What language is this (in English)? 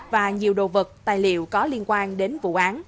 Vietnamese